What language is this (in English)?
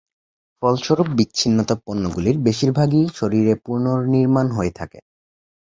Bangla